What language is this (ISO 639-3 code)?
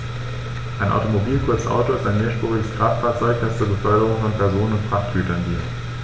deu